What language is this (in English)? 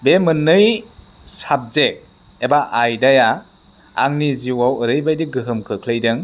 Bodo